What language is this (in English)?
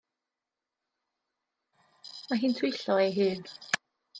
Welsh